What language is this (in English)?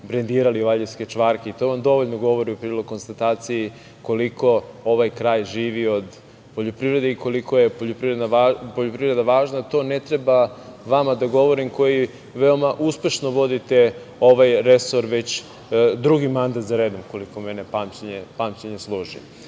Serbian